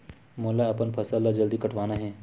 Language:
Chhattisgarhi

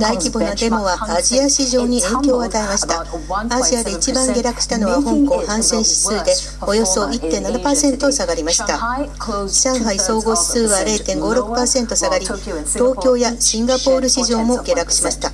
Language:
Japanese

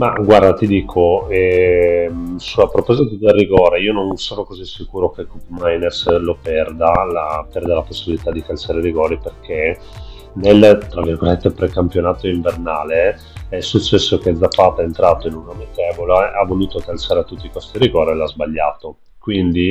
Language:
Italian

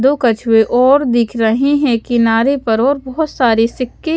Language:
Hindi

